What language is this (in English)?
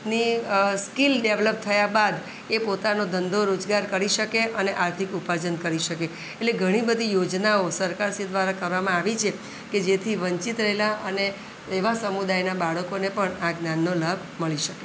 Gujarati